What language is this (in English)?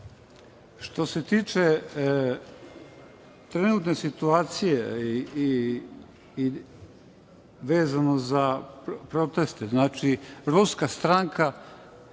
Serbian